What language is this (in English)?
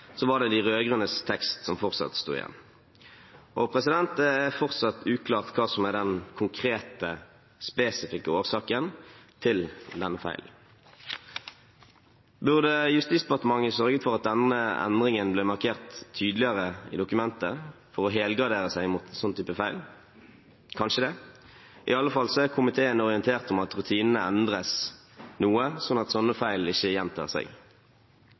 Norwegian Bokmål